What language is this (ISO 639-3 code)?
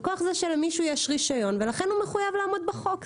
heb